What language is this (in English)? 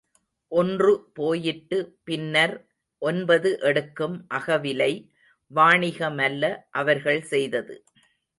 Tamil